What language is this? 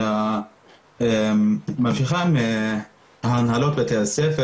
Hebrew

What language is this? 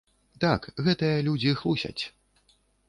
Belarusian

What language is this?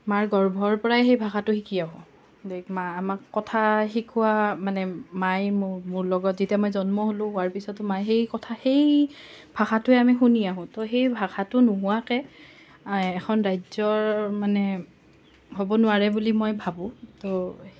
Assamese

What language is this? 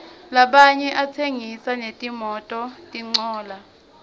Swati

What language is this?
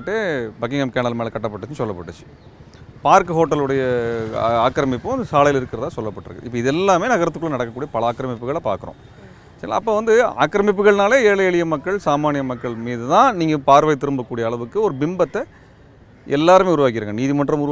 Tamil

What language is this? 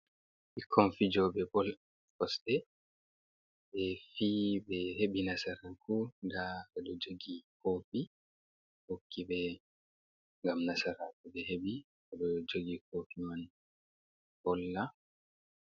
Fula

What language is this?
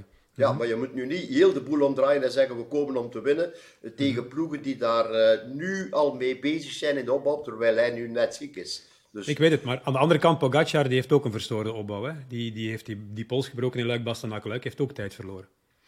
Dutch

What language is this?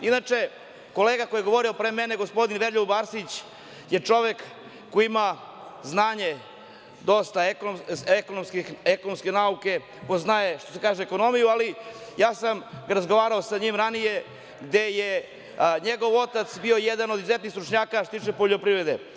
Serbian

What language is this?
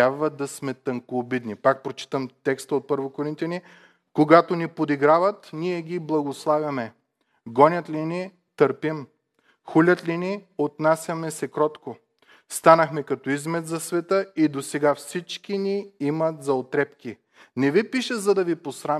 Bulgarian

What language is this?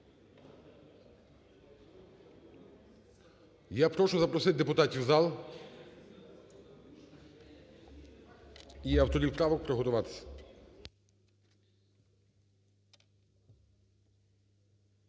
Ukrainian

